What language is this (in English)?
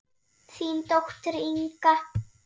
Icelandic